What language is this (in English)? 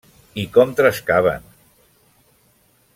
Catalan